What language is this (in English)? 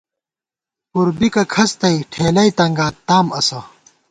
Gawar-Bati